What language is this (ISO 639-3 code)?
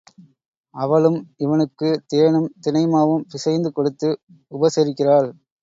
tam